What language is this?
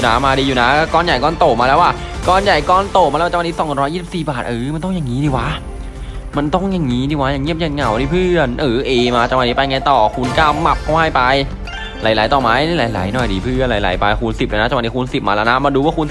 Thai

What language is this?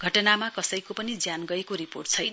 Nepali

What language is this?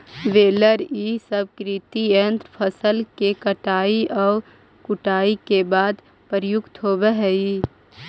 Magahi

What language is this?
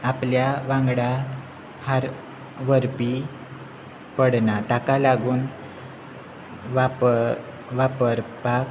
Konkani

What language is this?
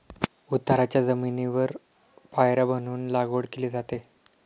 Marathi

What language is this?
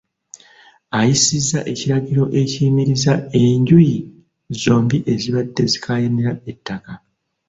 Ganda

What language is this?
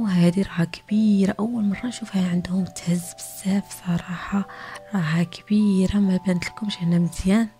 Arabic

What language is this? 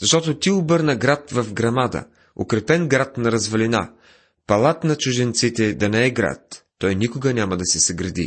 Bulgarian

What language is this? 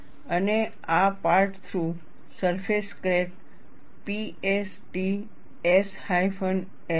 Gujarati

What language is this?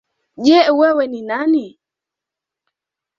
Swahili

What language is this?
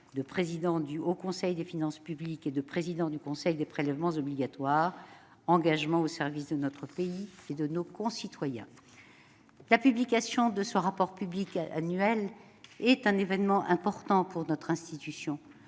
French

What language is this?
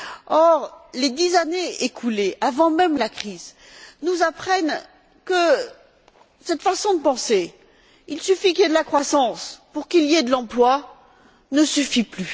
French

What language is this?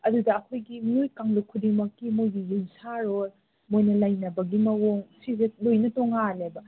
Manipuri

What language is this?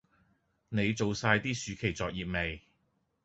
Cantonese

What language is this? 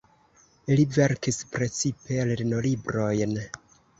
Esperanto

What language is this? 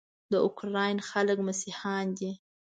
Pashto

